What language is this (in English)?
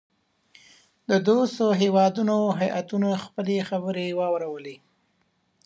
Pashto